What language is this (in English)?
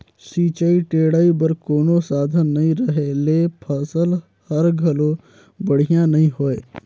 Chhattisgarhi